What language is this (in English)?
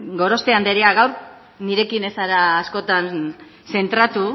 Basque